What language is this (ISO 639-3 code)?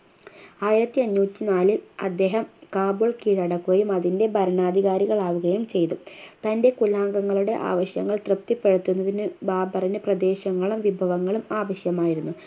mal